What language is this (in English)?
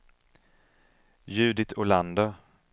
Swedish